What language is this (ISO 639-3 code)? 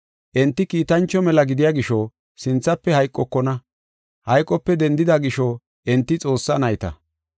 gof